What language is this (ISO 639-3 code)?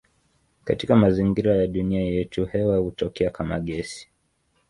swa